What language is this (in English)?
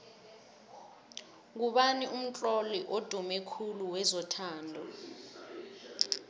South Ndebele